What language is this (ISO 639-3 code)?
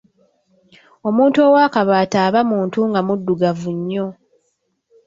lug